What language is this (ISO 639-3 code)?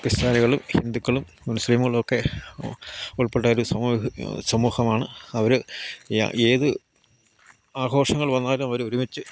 mal